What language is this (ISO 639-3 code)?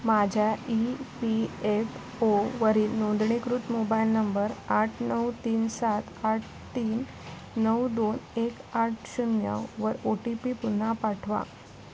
mar